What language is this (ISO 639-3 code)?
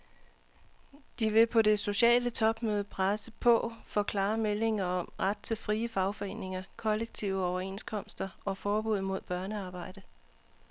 dan